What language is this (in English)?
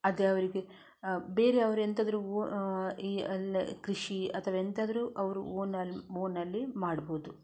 Kannada